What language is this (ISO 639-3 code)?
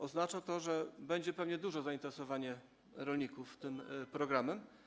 pol